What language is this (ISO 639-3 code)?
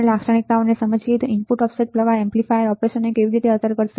guj